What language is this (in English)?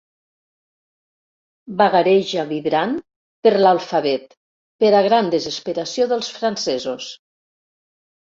Catalan